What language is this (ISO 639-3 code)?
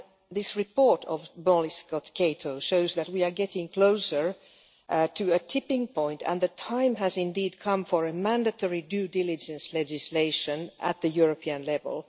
eng